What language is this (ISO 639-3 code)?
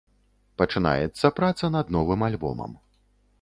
bel